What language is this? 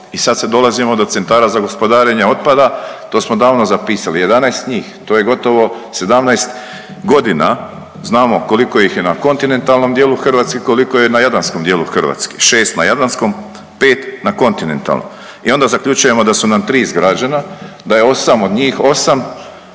Croatian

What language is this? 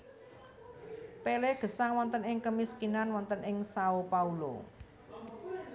Javanese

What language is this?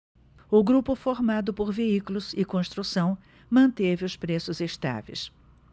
Portuguese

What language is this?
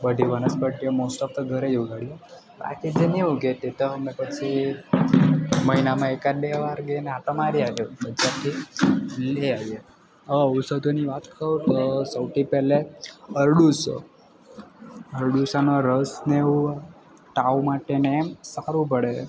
Gujarati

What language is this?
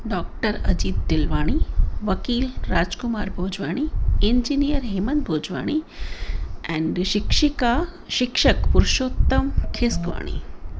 Sindhi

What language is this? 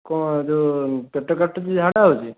Odia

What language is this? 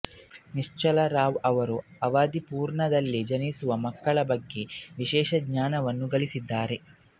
Kannada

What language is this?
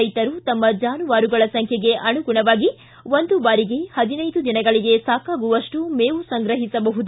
Kannada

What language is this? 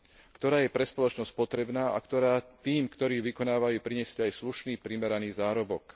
Slovak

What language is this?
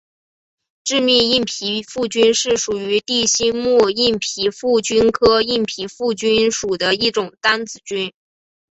Chinese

